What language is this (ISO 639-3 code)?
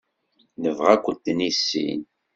kab